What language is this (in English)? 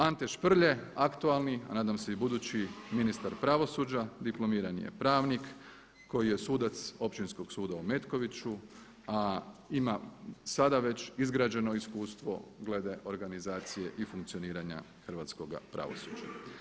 Croatian